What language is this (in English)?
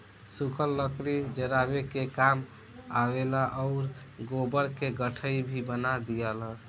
Bhojpuri